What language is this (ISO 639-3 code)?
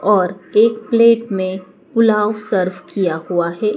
hin